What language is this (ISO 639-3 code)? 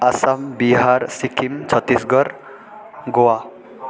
nep